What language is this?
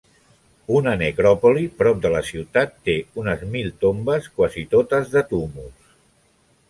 Catalan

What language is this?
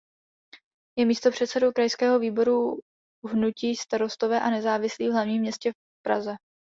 Czech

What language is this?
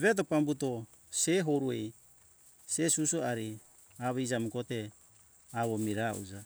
Hunjara-Kaina Ke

